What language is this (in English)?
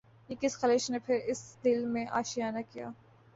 Urdu